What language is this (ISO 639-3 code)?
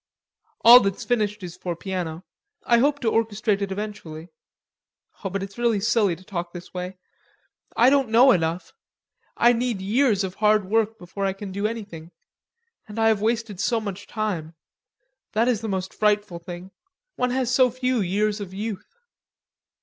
eng